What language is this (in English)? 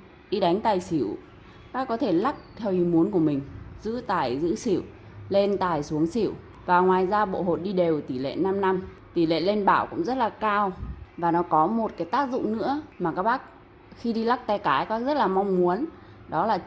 Vietnamese